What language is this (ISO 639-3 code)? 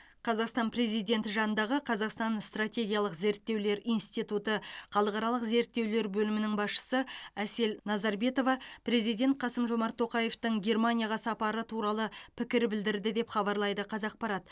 kaz